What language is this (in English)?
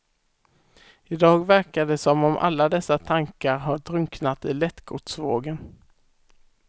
Swedish